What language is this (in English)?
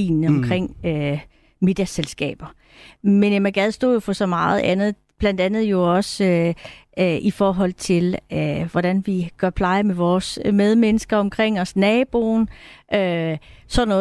Danish